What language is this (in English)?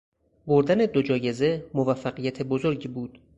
Persian